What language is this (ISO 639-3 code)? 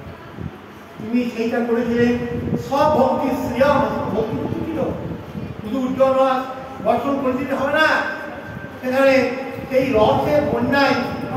ben